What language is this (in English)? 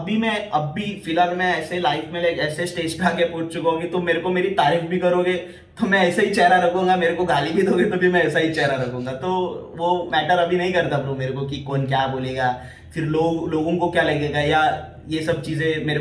Hindi